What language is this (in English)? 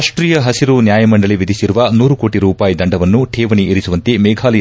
Kannada